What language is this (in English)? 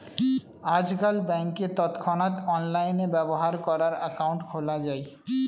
Bangla